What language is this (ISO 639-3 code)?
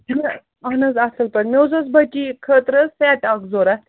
kas